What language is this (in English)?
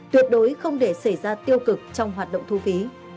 Vietnamese